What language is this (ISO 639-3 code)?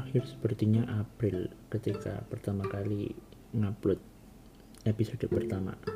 ind